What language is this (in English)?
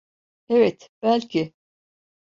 Turkish